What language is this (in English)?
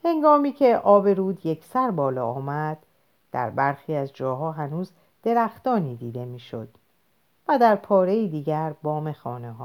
Persian